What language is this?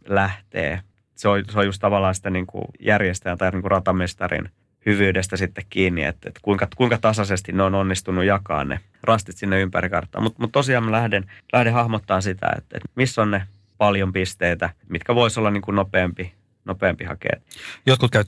Finnish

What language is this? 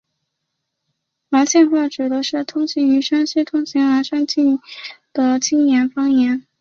Chinese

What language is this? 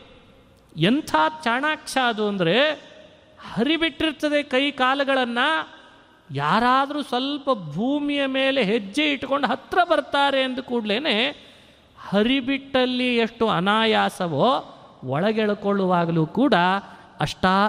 Kannada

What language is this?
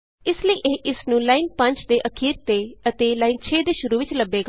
Punjabi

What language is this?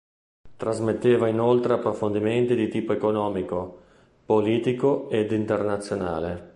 Italian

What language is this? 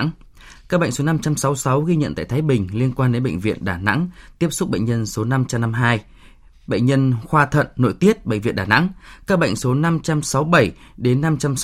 Vietnamese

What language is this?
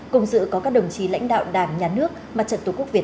Vietnamese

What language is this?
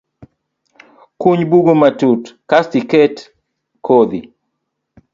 Luo (Kenya and Tanzania)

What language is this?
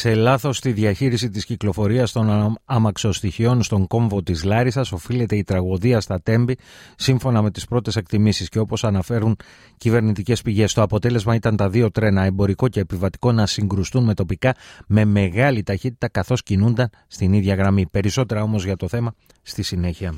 Greek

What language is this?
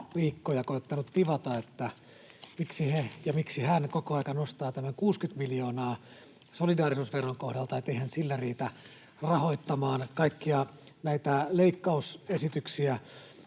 Finnish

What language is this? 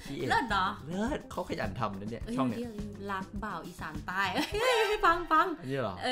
Thai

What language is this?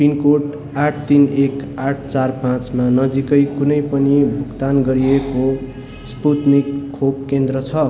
Nepali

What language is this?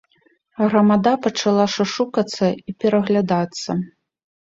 Belarusian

